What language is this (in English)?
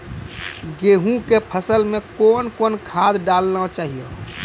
Maithili